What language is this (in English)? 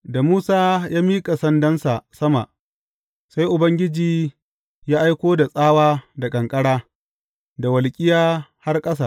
Hausa